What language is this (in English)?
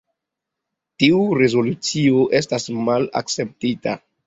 Esperanto